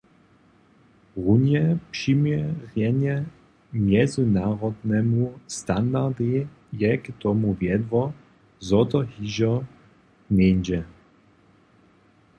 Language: Upper Sorbian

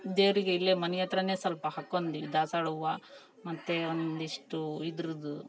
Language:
Kannada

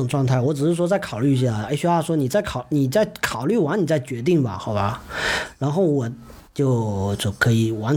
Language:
Chinese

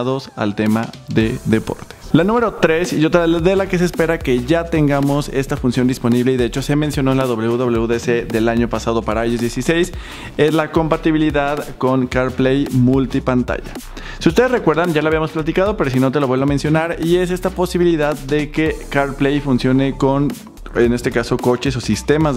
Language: Spanish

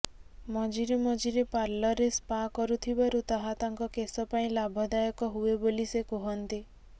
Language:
Odia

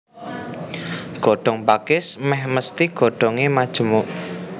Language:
Javanese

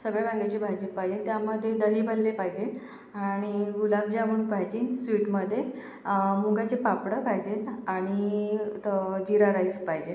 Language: Marathi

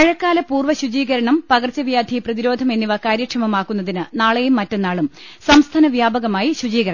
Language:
Malayalam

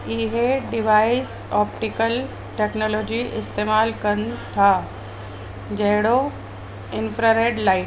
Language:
Sindhi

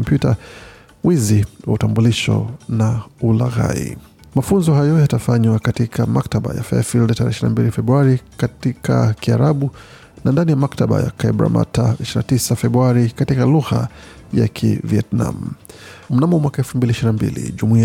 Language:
Swahili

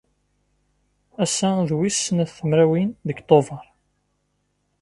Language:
Kabyle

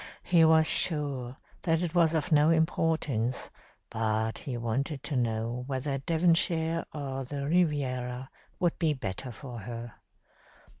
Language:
English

